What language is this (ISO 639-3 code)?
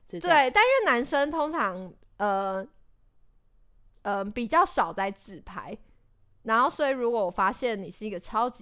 zho